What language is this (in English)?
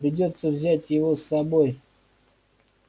Russian